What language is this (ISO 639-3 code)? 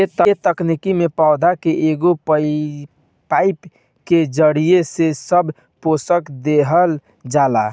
bho